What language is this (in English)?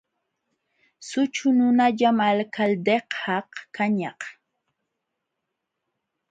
Jauja Wanca Quechua